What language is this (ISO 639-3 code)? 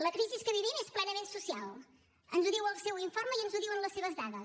cat